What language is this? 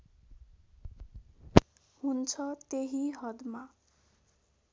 Nepali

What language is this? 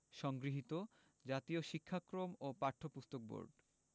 Bangla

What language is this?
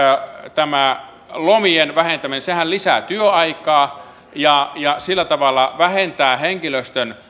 Finnish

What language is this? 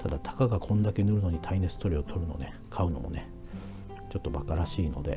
Japanese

